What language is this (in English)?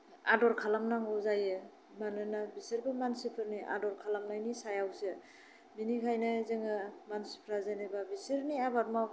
Bodo